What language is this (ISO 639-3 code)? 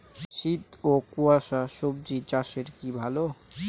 ben